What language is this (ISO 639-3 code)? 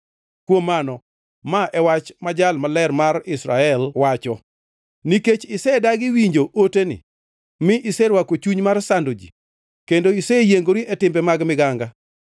luo